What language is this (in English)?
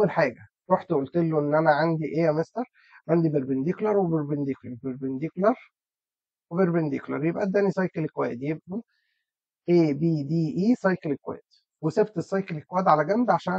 Arabic